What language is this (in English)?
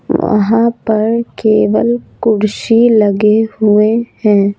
Hindi